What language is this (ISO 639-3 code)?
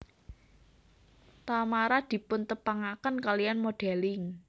jav